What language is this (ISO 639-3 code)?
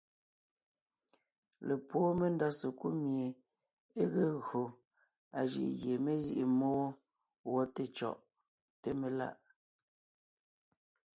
nnh